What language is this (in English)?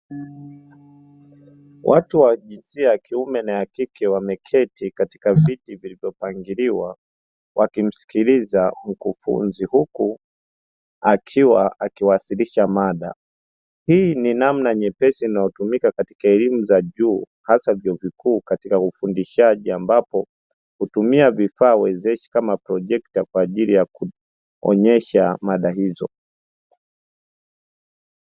Swahili